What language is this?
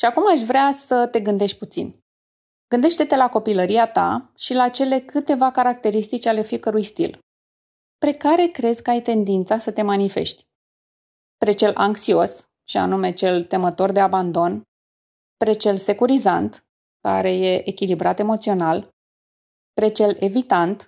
Romanian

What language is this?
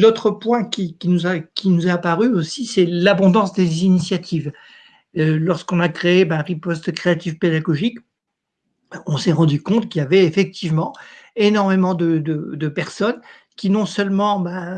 French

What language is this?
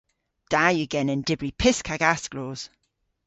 Cornish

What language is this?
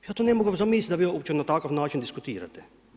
Croatian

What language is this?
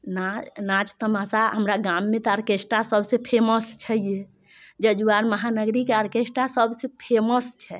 Maithili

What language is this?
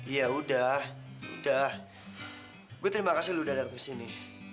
Indonesian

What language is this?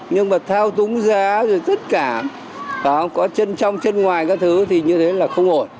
Vietnamese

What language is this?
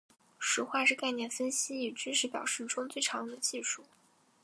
Chinese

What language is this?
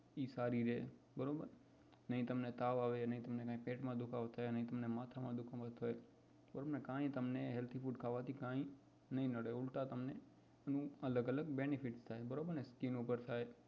Gujarati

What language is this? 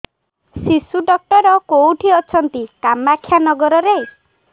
Odia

